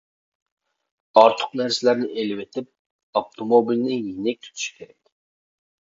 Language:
Uyghur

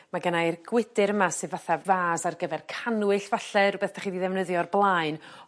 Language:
Welsh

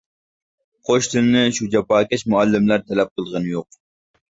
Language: Uyghur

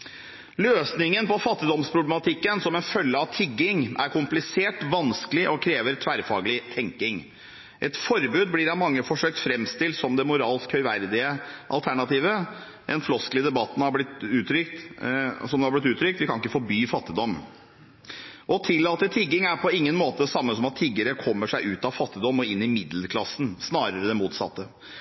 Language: Norwegian Bokmål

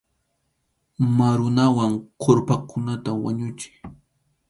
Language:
Arequipa-La Unión Quechua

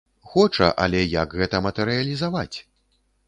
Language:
Belarusian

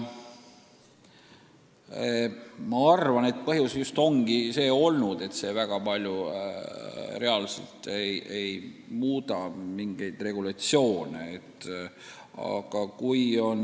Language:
Estonian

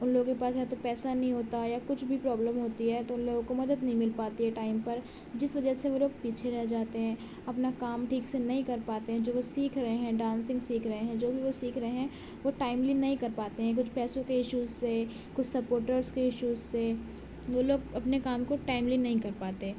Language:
Urdu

